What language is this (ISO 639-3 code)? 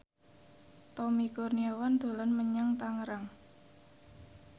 jav